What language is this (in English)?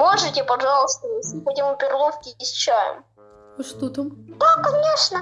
Russian